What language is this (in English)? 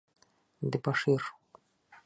Bashkir